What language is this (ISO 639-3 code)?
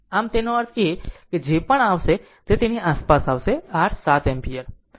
guj